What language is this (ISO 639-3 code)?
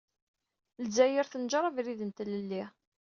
kab